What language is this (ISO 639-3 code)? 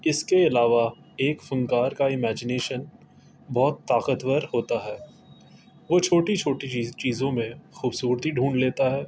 urd